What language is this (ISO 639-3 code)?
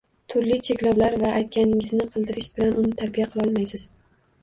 uzb